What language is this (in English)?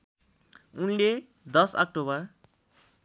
Nepali